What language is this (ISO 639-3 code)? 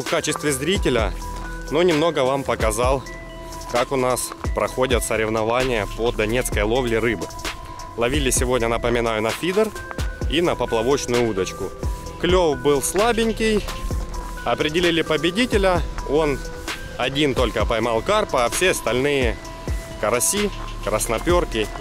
rus